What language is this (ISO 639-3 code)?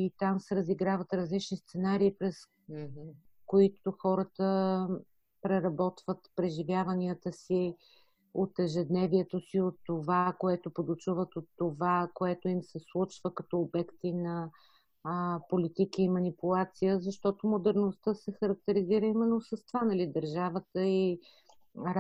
bul